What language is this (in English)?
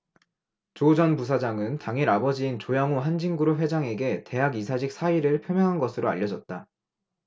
Korean